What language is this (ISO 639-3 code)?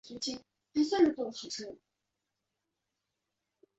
zho